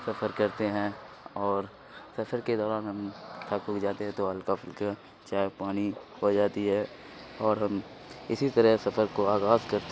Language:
Urdu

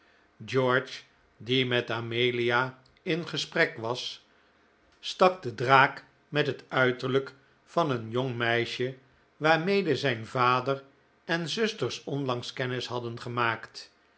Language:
Dutch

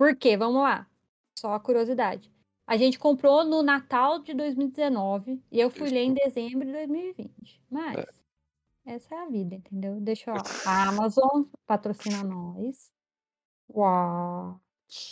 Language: Portuguese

